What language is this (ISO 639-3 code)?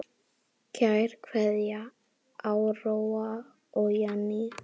isl